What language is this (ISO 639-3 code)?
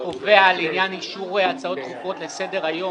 heb